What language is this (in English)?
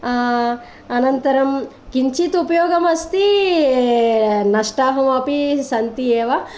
Sanskrit